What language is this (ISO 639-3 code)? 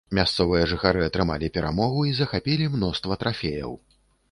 bel